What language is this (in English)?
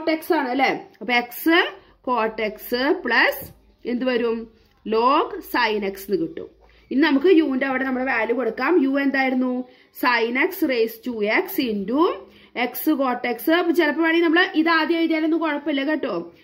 Malayalam